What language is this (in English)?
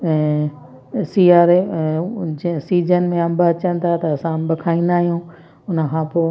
Sindhi